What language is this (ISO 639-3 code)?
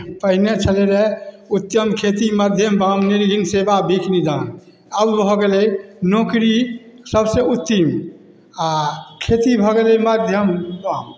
mai